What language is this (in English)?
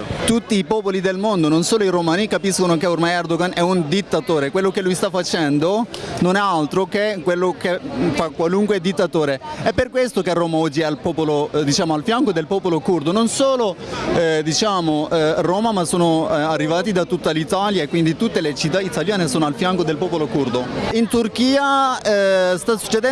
Italian